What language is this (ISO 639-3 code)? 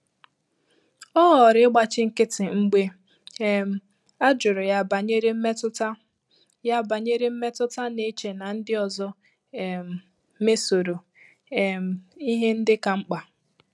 ibo